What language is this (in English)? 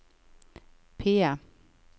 Norwegian